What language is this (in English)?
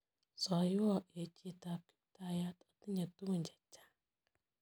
Kalenjin